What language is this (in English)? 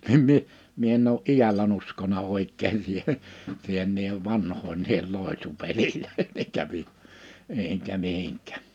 Finnish